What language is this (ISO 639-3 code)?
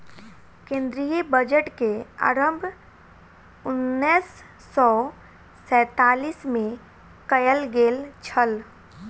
mai